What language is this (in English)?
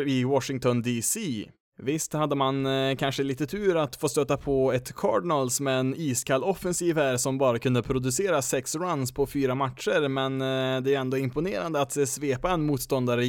Swedish